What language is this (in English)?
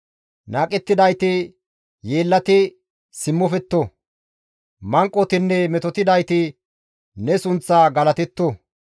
Gamo